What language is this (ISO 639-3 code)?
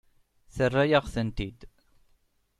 kab